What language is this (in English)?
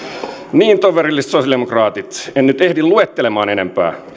Finnish